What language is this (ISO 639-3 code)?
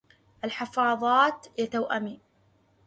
ara